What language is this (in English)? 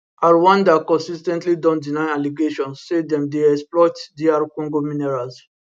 Nigerian Pidgin